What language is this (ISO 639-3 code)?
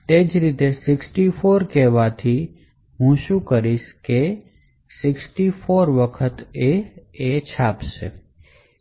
guj